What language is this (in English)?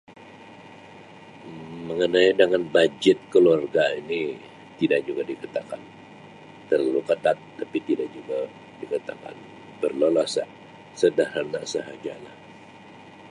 Sabah Malay